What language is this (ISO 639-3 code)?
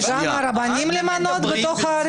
heb